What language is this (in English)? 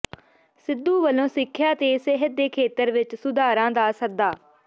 Punjabi